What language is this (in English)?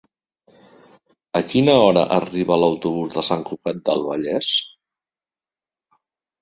Catalan